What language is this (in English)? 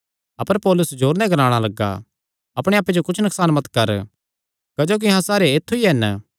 Kangri